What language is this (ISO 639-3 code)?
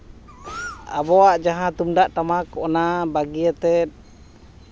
sat